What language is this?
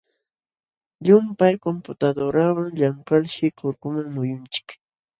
Jauja Wanca Quechua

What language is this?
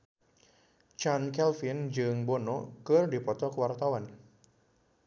Sundanese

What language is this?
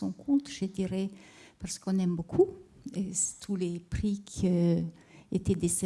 French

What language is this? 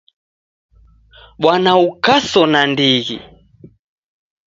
Taita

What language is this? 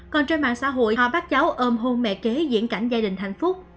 Vietnamese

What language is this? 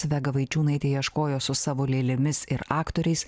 Lithuanian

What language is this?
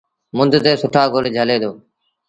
Sindhi Bhil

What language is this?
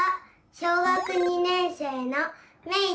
Japanese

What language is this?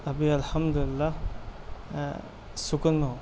Urdu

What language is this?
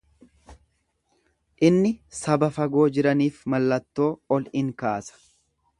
Oromo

